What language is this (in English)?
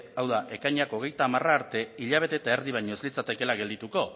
Basque